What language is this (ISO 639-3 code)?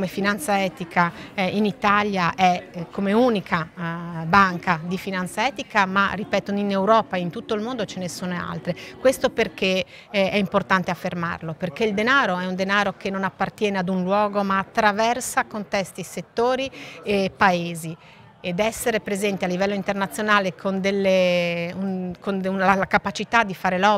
ita